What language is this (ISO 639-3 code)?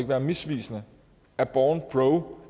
dan